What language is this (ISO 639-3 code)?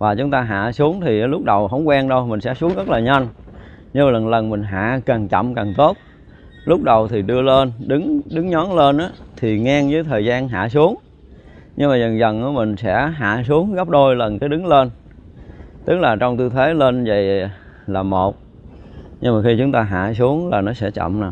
vie